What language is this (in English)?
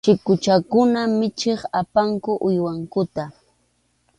Arequipa-La Unión Quechua